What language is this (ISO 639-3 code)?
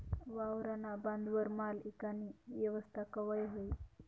mar